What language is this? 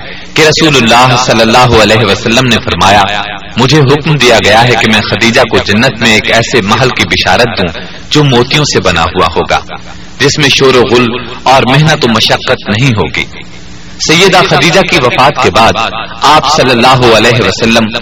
Urdu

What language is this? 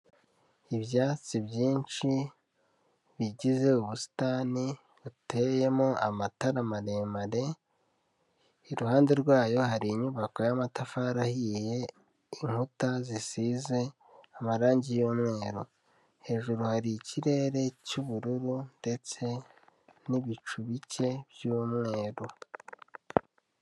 Kinyarwanda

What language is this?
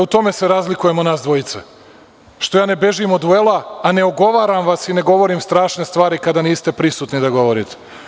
Serbian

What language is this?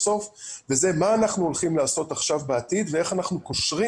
Hebrew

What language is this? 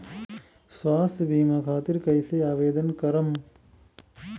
Bhojpuri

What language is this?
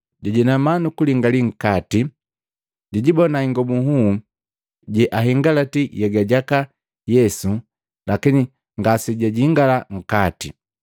Matengo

